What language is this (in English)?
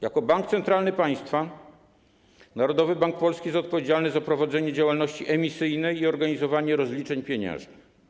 Polish